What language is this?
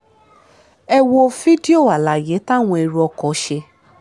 Yoruba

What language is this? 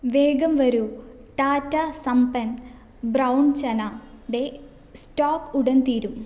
Malayalam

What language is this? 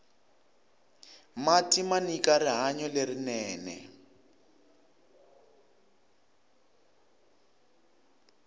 Tsonga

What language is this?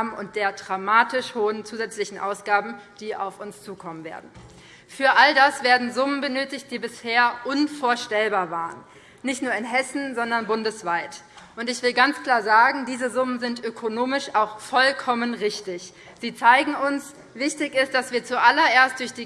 German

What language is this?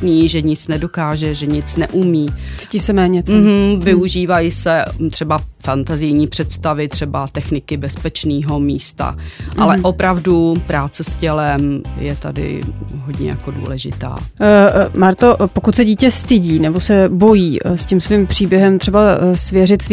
Czech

